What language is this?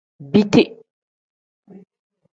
Tem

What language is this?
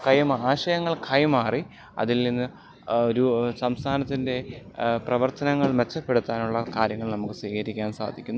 Malayalam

